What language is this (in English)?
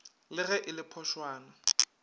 Northern Sotho